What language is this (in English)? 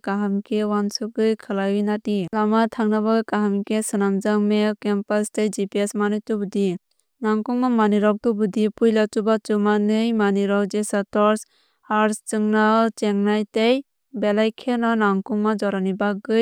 Kok Borok